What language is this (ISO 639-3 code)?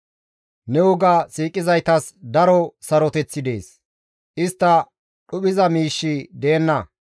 gmv